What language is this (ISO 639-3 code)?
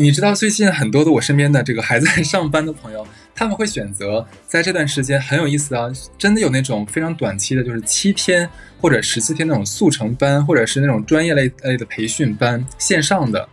zho